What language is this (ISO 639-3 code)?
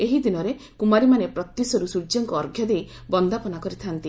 ori